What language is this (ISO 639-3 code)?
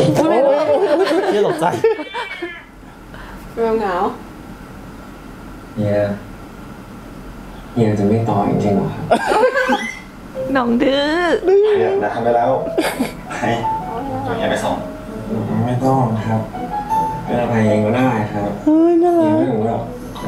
tha